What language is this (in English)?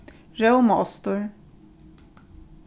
Faroese